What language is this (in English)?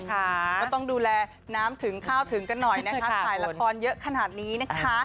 Thai